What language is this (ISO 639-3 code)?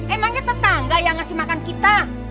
ind